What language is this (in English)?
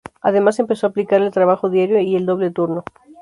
Spanish